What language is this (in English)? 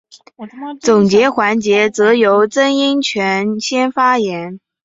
Chinese